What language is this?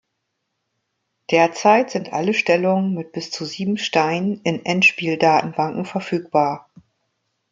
German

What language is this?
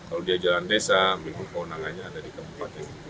Indonesian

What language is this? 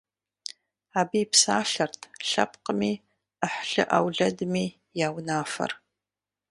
Kabardian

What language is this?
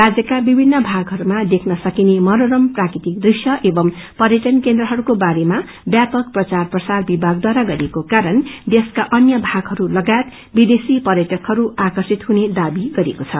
Nepali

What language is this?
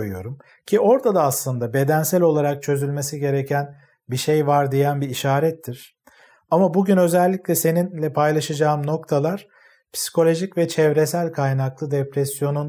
Turkish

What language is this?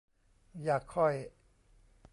Thai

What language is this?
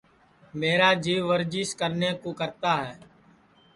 Sansi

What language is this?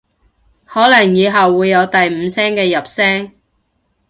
Cantonese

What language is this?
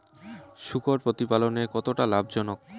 Bangla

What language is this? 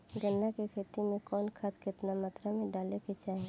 Bhojpuri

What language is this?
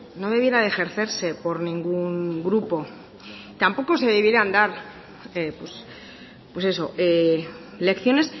Spanish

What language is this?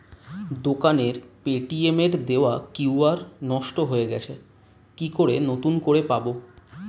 Bangla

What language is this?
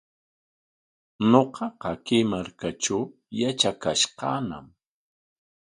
Corongo Ancash Quechua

